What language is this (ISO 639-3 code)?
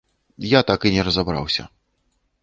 bel